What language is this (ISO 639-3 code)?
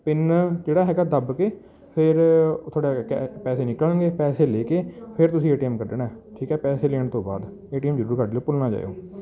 pan